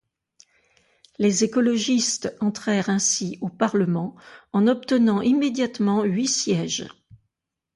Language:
French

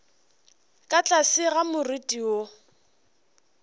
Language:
Northern Sotho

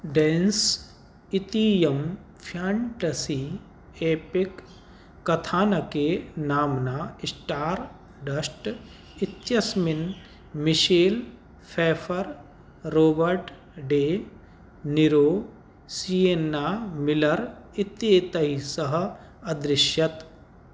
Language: Sanskrit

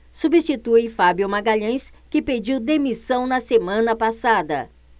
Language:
Portuguese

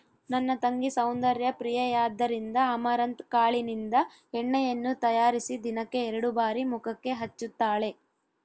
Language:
Kannada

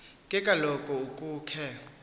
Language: Xhosa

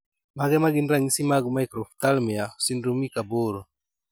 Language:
Luo (Kenya and Tanzania)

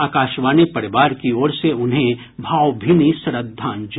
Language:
Hindi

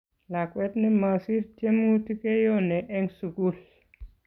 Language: Kalenjin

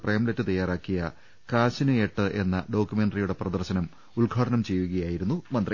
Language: Malayalam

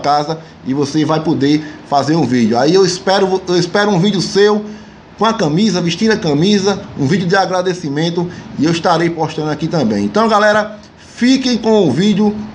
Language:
Portuguese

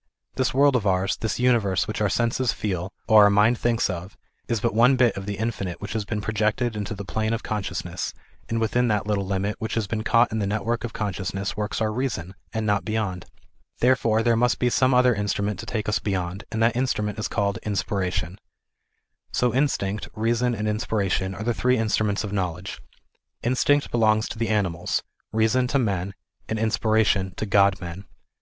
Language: English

